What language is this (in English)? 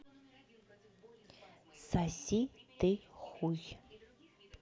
Russian